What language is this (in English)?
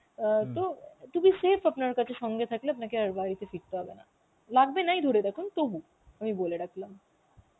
Bangla